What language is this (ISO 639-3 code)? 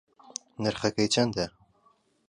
ckb